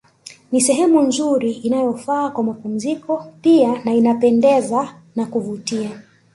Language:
Swahili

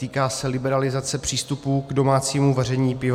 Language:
Czech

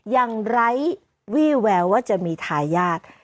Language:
Thai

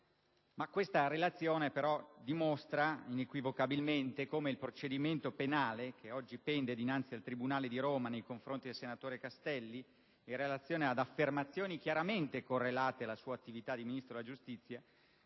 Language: Italian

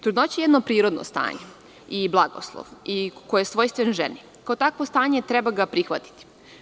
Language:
Serbian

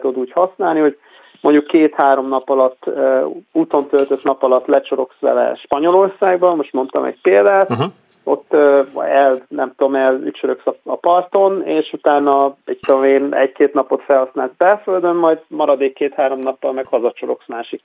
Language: Hungarian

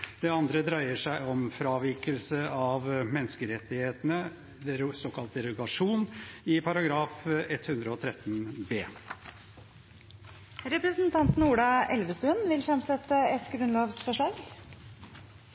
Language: Norwegian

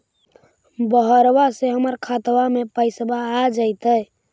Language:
Magahi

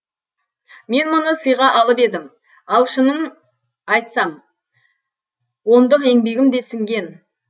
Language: Kazakh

